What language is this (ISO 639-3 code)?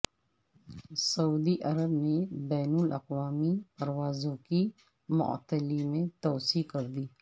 urd